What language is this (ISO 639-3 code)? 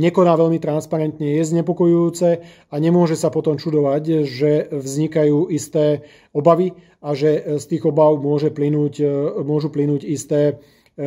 slk